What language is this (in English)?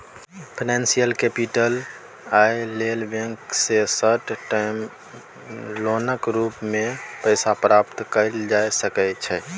Maithili